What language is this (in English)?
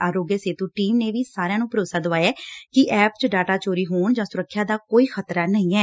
Punjabi